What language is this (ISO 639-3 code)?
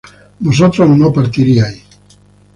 spa